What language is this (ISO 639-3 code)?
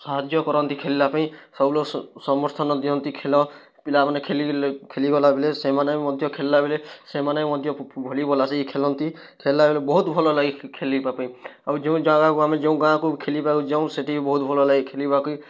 ori